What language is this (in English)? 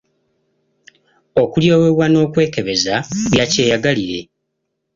Ganda